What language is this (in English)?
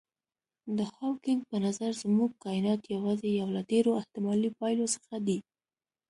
Pashto